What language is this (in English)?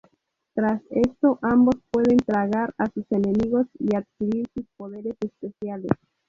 Spanish